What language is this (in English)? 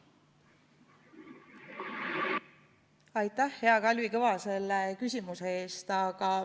Estonian